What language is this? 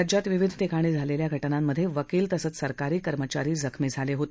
Marathi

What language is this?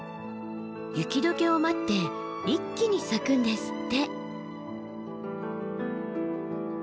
Japanese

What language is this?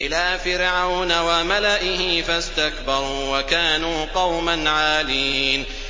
Arabic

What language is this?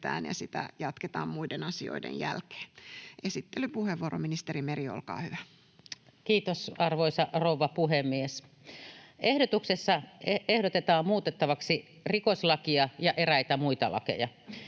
Finnish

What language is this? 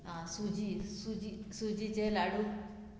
Konkani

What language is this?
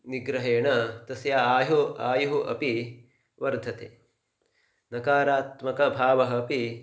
Sanskrit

